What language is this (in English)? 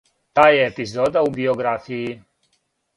Serbian